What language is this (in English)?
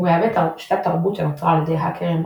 Hebrew